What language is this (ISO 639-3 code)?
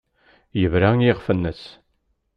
kab